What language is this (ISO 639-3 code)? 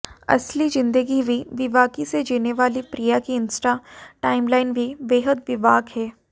hin